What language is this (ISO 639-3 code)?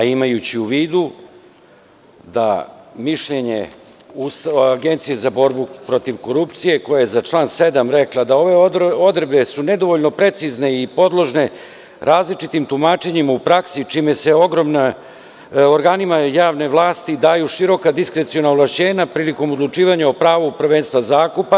srp